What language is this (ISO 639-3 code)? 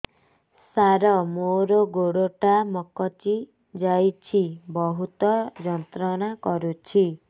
ori